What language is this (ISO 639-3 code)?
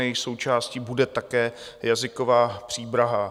ces